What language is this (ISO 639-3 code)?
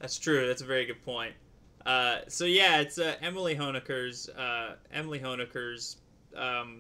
eng